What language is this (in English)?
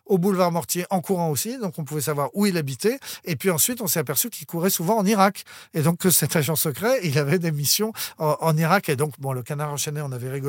French